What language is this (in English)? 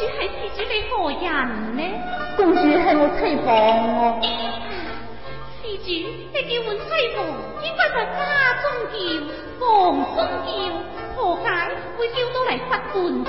Chinese